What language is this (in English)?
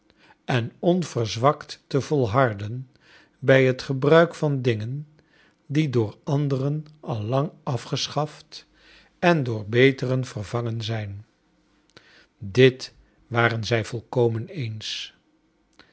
Dutch